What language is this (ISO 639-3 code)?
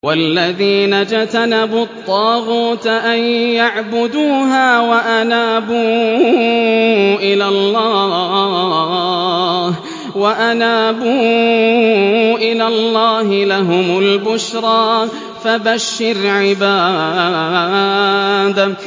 ara